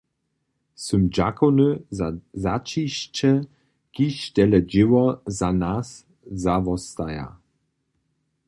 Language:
Upper Sorbian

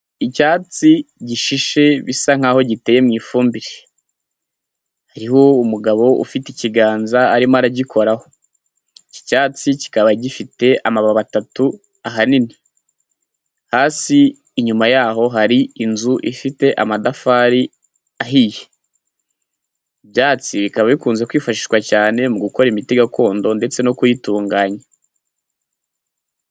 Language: Kinyarwanda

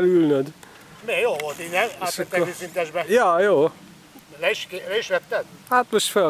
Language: Hungarian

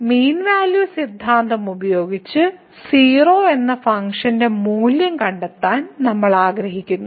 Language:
Malayalam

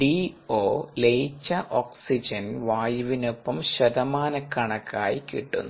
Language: Malayalam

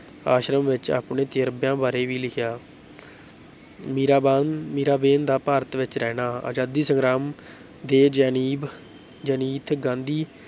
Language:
Punjabi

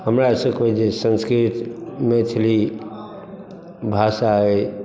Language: Maithili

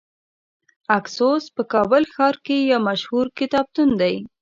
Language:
Pashto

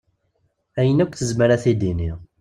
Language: Kabyle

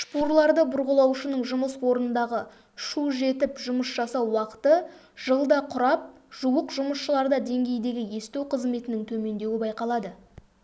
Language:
Kazakh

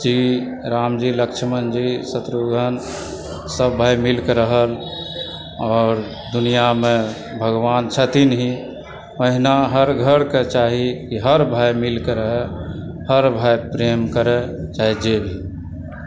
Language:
Maithili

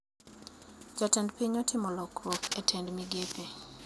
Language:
Luo (Kenya and Tanzania)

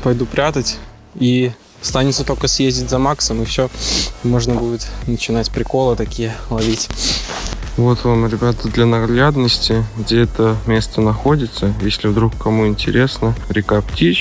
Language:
Russian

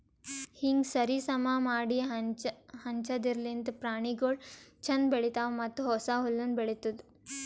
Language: Kannada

